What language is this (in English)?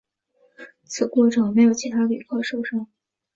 Chinese